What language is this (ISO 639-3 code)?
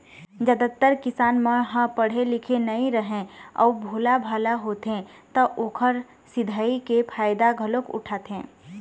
hne